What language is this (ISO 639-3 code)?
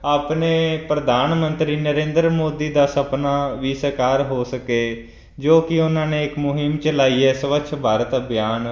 pan